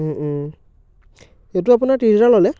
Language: Assamese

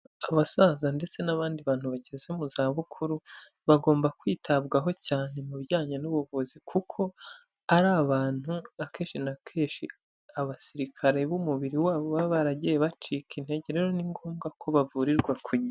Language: Kinyarwanda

